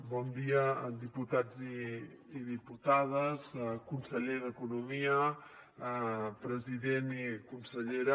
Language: Catalan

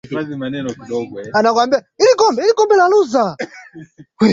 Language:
Swahili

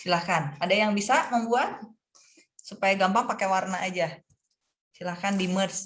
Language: Indonesian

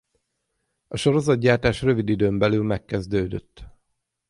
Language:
Hungarian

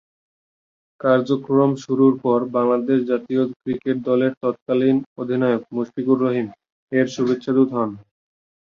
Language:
Bangla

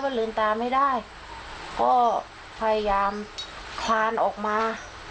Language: Thai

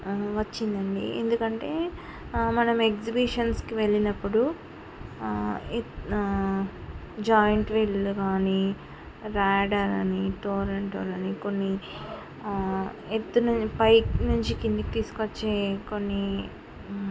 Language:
Telugu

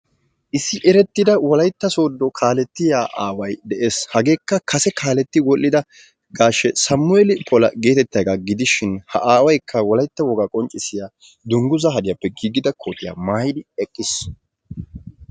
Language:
Wolaytta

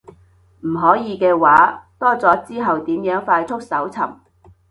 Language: Cantonese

